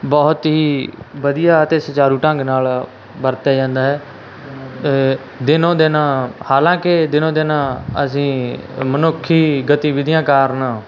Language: Punjabi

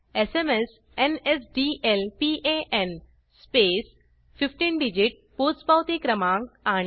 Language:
Marathi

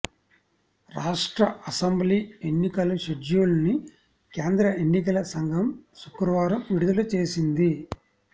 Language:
Telugu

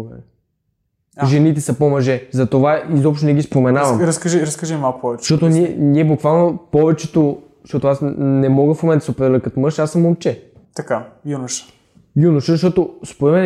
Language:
Bulgarian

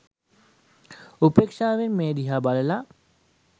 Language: Sinhala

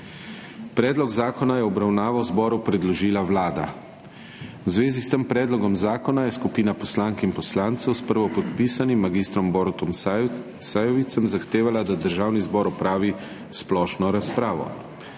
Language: Slovenian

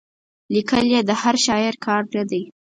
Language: Pashto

